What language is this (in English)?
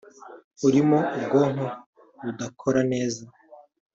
Kinyarwanda